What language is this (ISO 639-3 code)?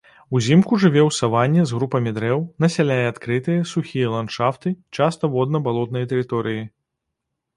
bel